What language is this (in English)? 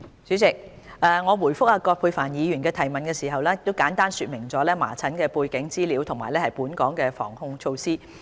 Cantonese